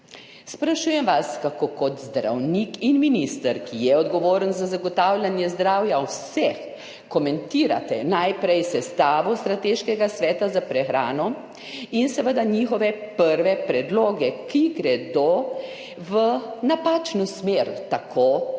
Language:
Slovenian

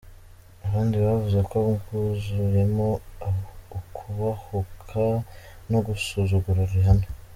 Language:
Kinyarwanda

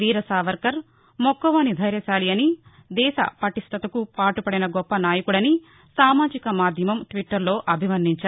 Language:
Telugu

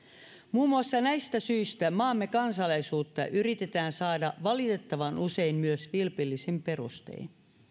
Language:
Finnish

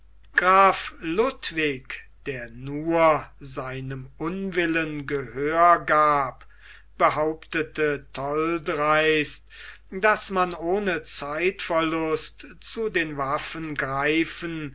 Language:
German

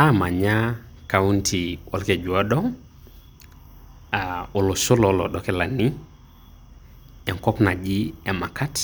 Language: Masai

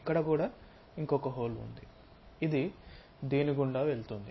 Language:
Telugu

